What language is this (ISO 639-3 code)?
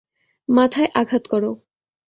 ben